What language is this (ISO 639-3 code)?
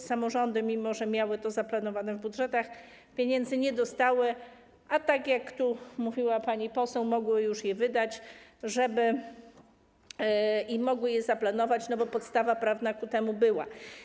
pol